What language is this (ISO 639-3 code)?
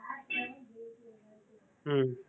tam